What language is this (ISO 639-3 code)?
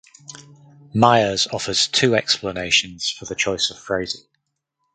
eng